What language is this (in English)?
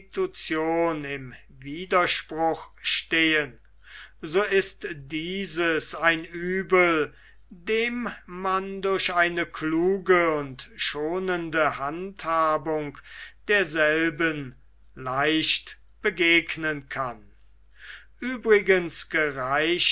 German